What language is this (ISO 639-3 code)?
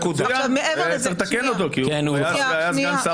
heb